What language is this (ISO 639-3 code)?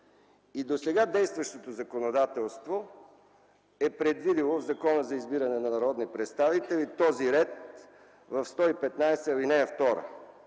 bul